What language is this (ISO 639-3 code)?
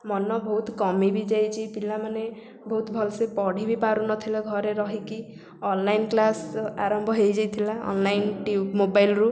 ori